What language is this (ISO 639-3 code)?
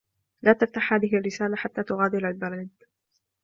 ara